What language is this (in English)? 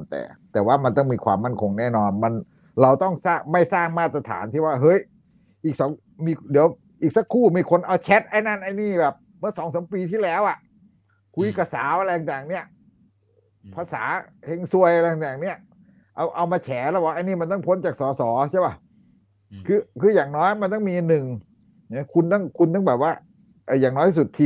Thai